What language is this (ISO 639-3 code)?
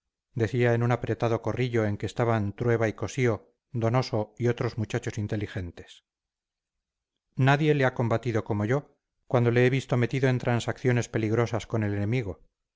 spa